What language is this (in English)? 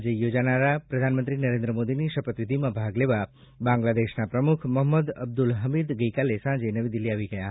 Gujarati